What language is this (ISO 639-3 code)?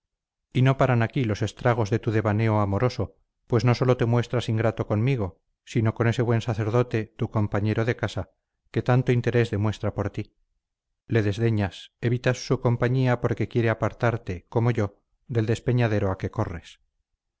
spa